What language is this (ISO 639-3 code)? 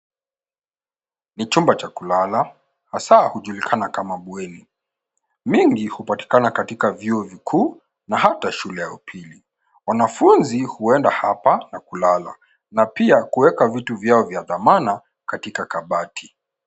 swa